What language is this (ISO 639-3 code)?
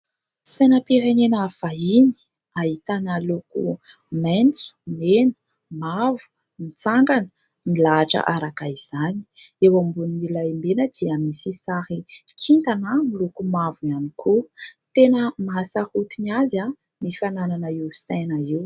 mlg